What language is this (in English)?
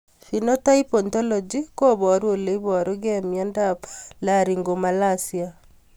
Kalenjin